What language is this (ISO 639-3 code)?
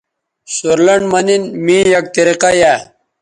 btv